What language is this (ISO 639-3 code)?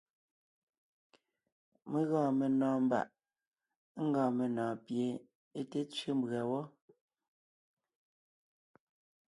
nnh